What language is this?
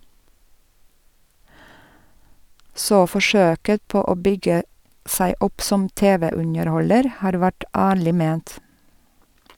Norwegian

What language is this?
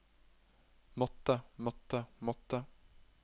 Norwegian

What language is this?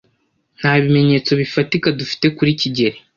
Kinyarwanda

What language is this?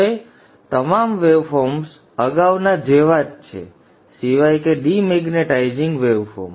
Gujarati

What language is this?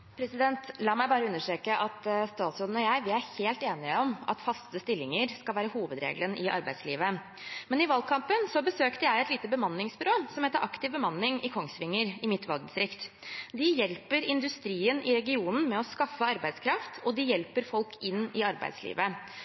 Norwegian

